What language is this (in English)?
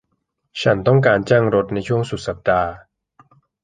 Thai